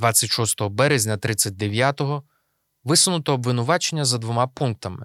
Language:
Ukrainian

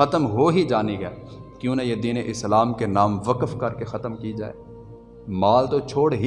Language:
Urdu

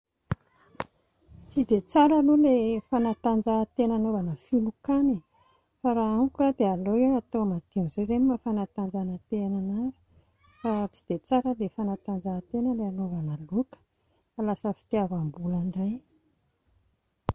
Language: Malagasy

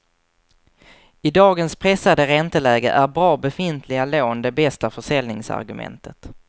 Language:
Swedish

